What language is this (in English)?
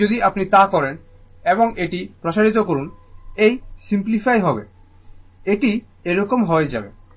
Bangla